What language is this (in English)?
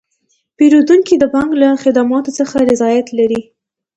Pashto